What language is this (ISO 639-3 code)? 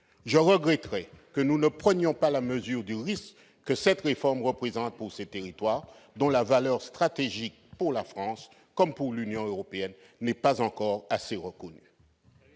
fra